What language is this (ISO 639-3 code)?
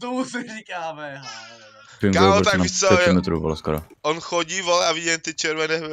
ces